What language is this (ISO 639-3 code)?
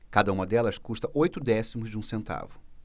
por